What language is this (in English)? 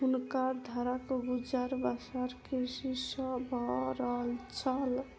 Maithili